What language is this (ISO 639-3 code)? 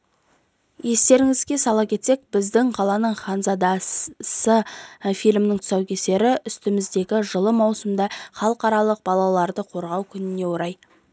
kaz